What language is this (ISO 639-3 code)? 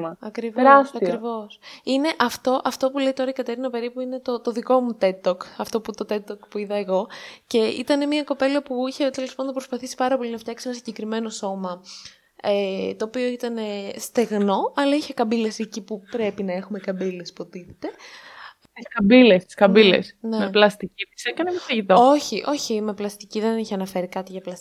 ell